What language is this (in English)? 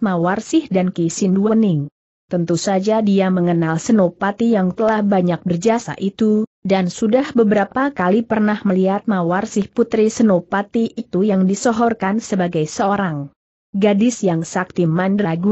Indonesian